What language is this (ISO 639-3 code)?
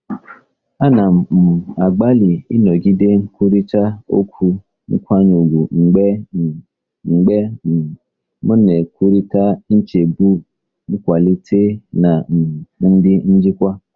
ibo